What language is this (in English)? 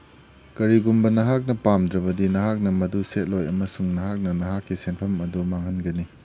Manipuri